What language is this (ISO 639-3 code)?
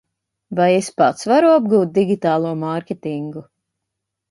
lav